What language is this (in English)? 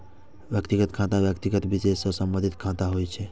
Maithili